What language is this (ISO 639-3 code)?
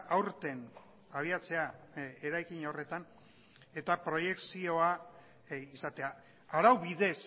eus